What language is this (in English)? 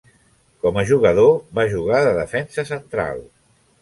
Catalan